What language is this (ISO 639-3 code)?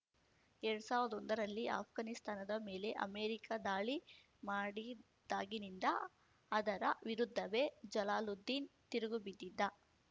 kan